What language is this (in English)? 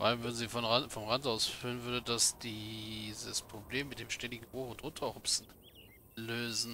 German